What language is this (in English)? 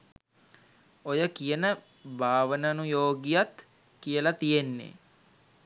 Sinhala